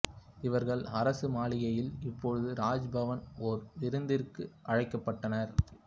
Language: Tamil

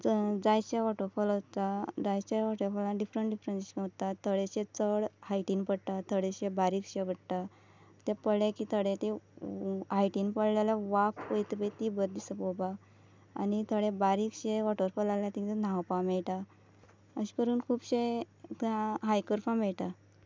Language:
Konkani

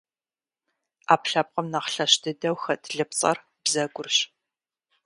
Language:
Kabardian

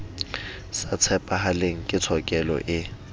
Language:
Southern Sotho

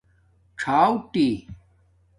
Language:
Domaaki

